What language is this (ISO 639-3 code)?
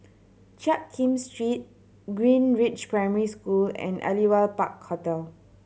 eng